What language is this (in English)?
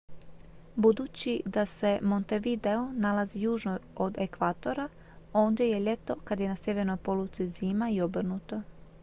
Croatian